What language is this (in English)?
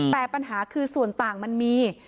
Thai